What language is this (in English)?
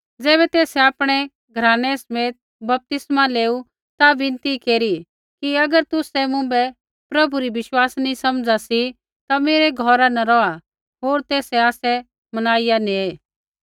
Kullu Pahari